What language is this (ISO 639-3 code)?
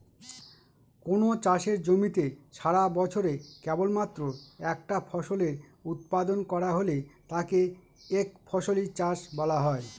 ben